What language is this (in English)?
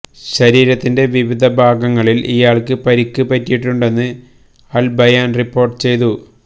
Malayalam